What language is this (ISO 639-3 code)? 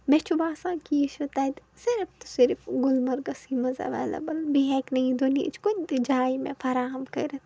kas